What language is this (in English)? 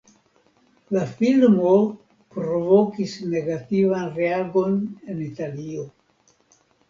Esperanto